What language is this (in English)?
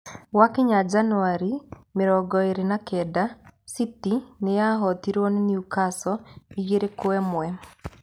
Kikuyu